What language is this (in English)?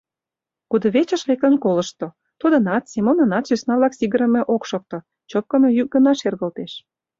Mari